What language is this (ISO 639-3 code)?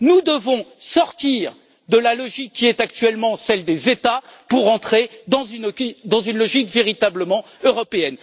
fra